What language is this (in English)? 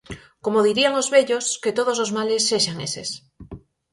Galician